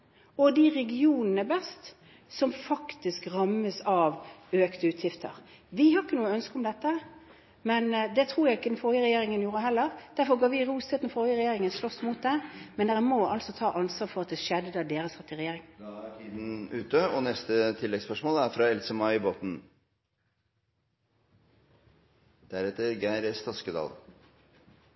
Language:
Norwegian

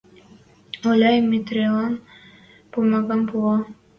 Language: Western Mari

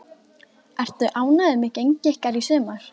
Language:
Icelandic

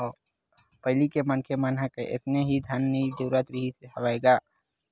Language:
Chhattisgarhi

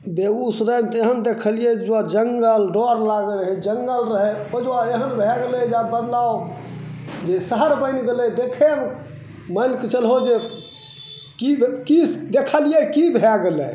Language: Maithili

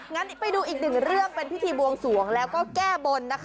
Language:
Thai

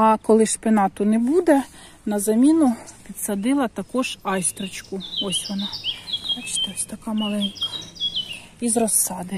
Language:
Ukrainian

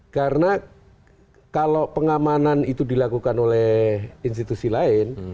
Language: Indonesian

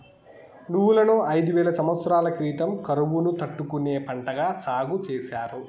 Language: Telugu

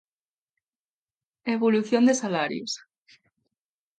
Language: Galician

